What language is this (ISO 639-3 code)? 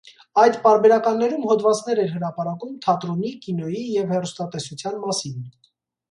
hye